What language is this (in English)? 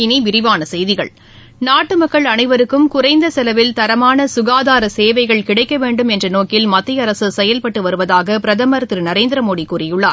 Tamil